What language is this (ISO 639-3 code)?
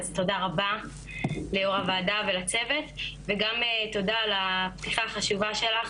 heb